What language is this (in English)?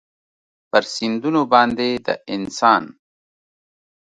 Pashto